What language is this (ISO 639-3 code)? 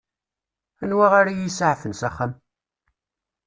kab